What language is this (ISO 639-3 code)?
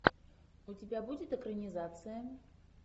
rus